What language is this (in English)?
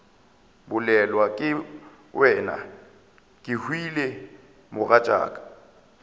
Northern Sotho